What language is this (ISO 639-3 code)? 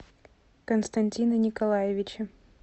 rus